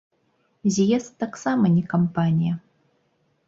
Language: Belarusian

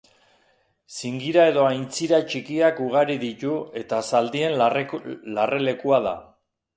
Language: Basque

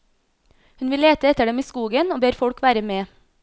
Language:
Norwegian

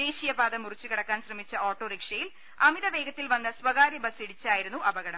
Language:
Malayalam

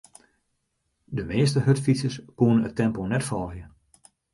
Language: Western Frisian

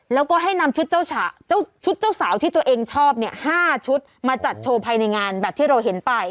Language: Thai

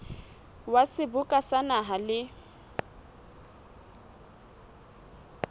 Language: Southern Sotho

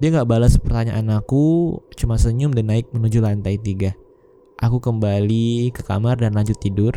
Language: Indonesian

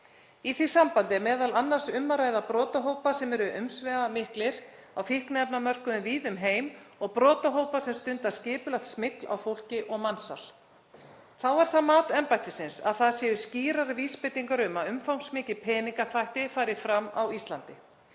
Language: Icelandic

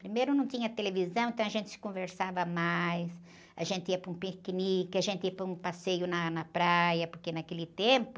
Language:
Portuguese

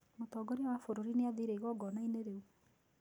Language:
Kikuyu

